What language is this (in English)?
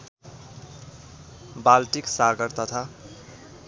Nepali